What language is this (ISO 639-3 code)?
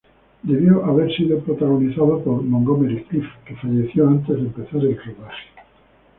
spa